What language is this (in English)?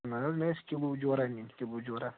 Kashmiri